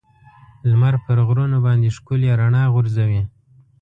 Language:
Pashto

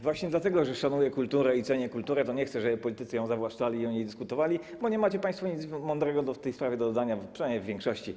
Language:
Polish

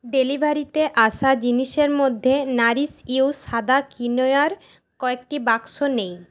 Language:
Bangla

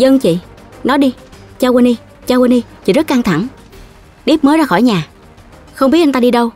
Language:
Vietnamese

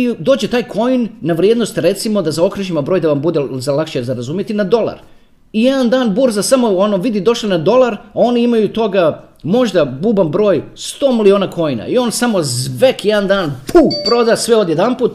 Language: Croatian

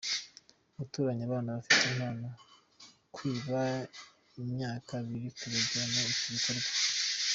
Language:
Kinyarwanda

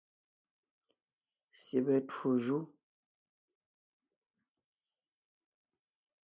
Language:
Ngiemboon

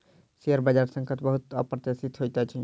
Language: Maithili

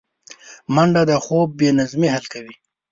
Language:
Pashto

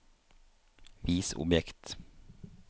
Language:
Norwegian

